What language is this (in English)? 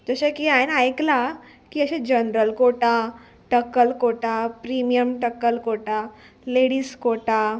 Konkani